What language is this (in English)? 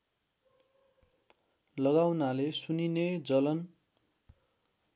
Nepali